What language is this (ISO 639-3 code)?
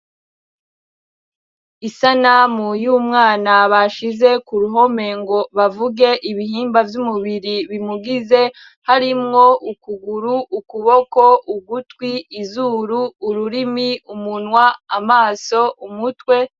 run